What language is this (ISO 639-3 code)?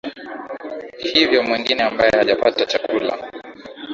swa